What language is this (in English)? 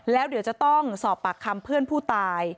Thai